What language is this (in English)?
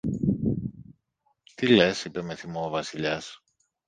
Greek